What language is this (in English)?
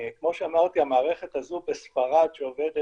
Hebrew